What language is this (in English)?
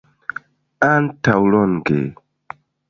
Esperanto